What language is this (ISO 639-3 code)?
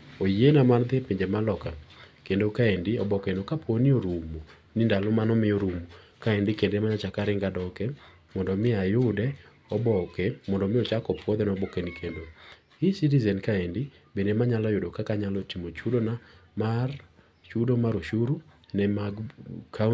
luo